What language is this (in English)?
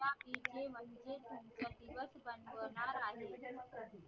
Marathi